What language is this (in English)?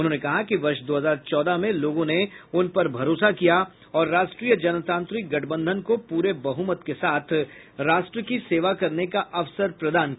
Hindi